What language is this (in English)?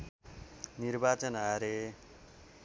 Nepali